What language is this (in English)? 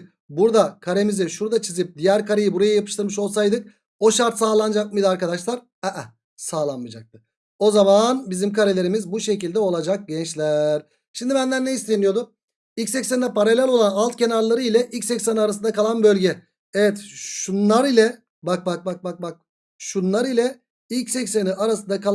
Turkish